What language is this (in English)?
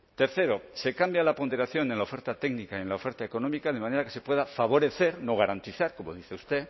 Spanish